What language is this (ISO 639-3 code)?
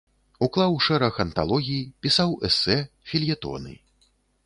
bel